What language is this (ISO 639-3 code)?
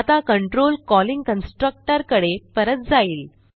mar